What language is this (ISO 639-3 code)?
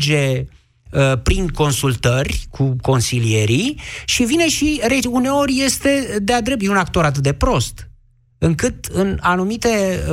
ron